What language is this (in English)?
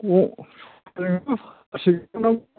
Bodo